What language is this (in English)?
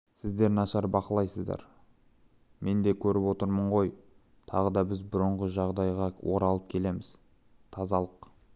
Kazakh